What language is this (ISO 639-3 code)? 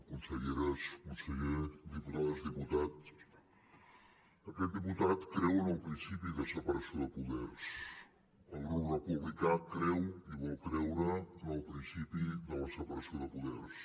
cat